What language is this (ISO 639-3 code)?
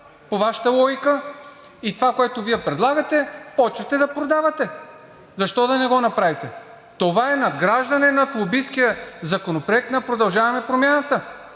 bul